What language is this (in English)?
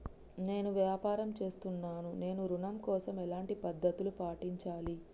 Telugu